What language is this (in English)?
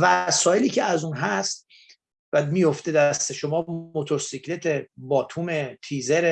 Persian